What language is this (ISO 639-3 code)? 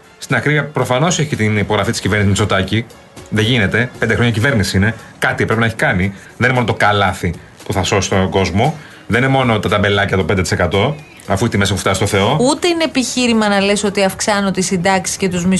ell